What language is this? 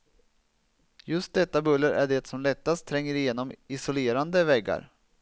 Swedish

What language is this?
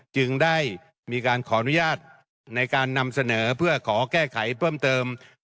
Thai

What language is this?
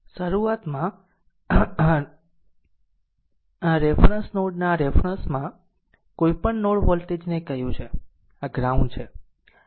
Gujarati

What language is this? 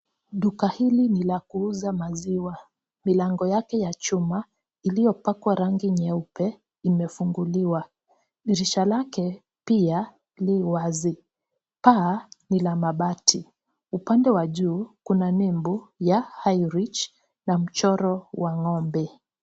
Swahili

